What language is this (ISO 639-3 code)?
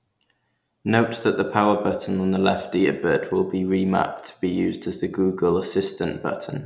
eng